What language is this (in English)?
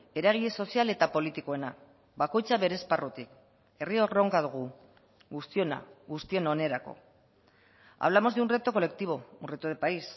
Basque